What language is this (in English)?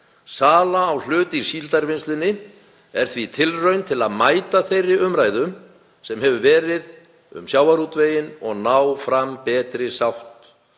Icelandic